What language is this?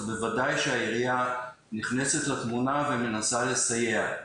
Hebrew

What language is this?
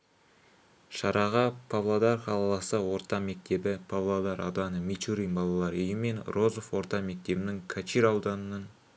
Kazakh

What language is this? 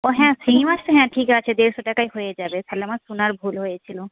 Bangla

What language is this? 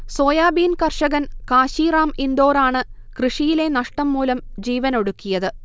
Malayalam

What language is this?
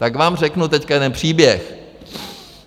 Czech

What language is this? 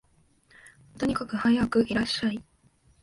Japanese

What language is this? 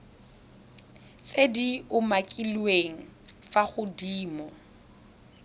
Tswana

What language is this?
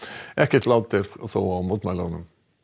Icelandic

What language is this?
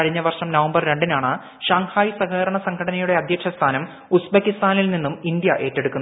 Malayalam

